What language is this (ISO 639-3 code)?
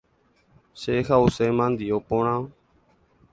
grn